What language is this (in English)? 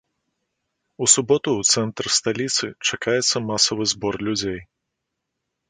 Belarusian